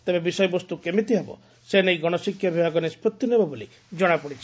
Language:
Odia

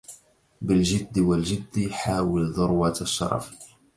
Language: Arabic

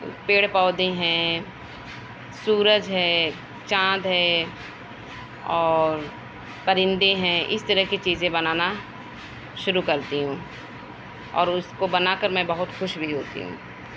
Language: Urdu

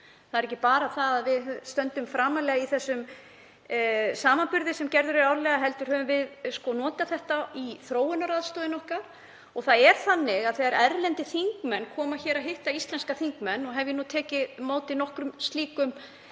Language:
Icelandic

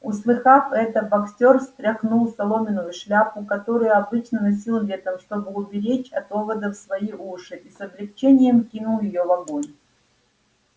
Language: Russian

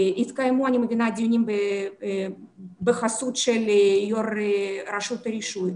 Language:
Hebrew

